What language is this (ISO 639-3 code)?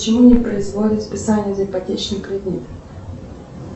rus